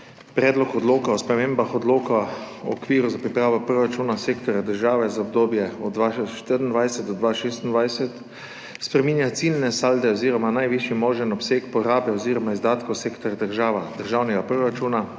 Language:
Slovenian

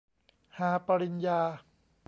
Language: Thai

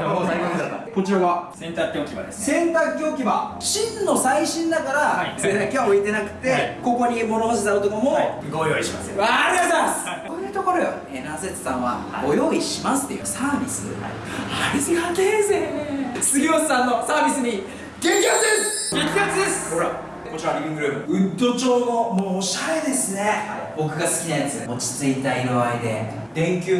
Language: Japanese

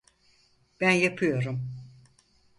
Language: Turkish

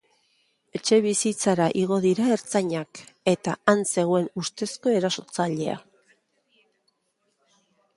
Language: Basque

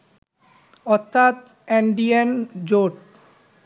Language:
Bangla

